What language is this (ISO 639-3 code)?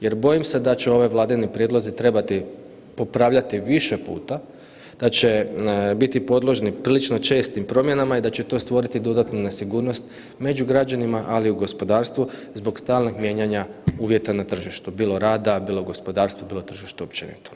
hrv